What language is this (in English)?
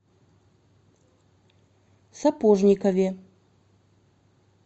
Russian